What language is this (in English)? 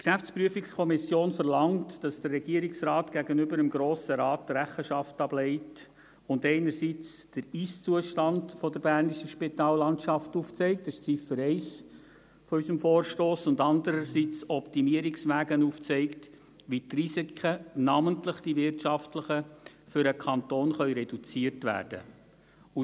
Swiss German